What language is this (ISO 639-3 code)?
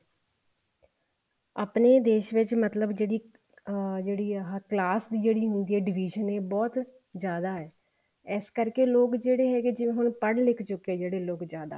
pan